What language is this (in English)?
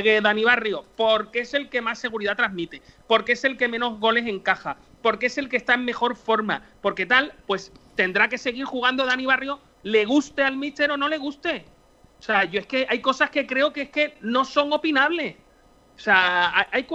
Spanish